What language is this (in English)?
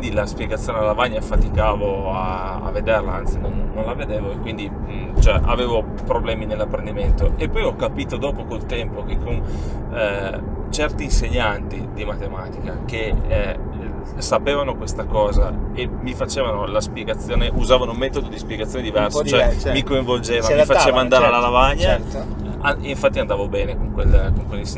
Italian